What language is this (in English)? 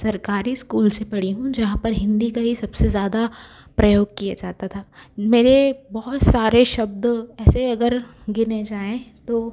Hindi